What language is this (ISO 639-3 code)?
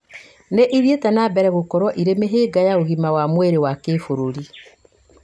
kik